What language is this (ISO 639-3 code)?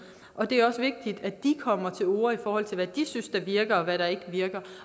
dan